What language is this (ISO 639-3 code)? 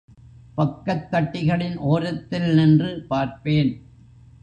tam